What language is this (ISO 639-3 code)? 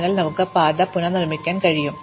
mal